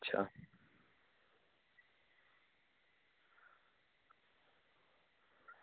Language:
Gujarati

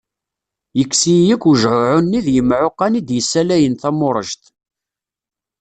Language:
Kabyle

